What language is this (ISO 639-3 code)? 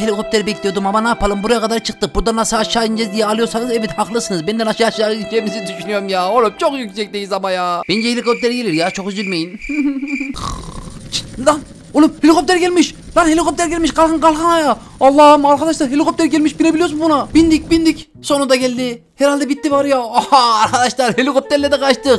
tur